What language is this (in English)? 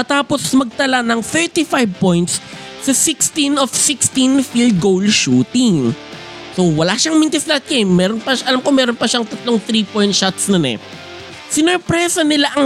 Filipino